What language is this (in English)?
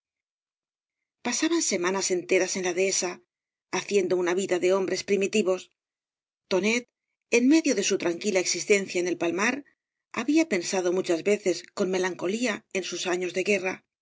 Spanish